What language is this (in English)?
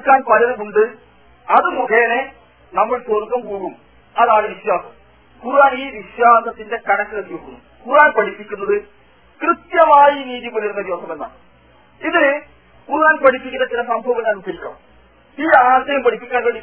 Malayalam